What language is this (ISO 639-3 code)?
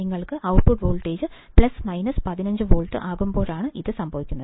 mal